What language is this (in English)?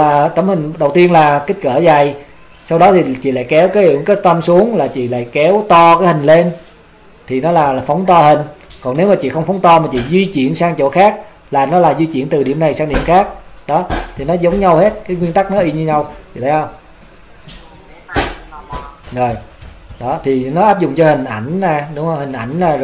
Vietnamese